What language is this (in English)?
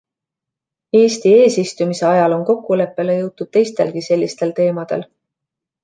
Estonian